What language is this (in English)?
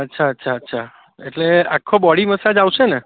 Gujarati